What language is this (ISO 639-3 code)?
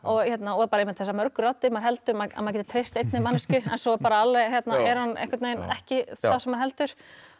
isl